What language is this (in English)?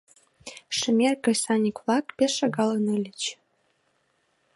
Mari